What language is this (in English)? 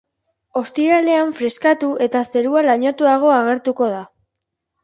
Basque